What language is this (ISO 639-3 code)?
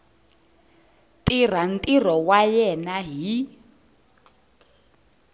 tso